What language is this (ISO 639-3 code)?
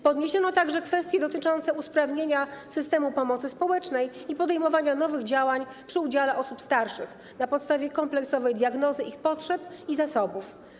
pol